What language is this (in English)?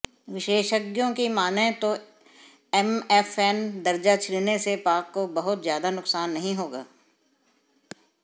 Hindi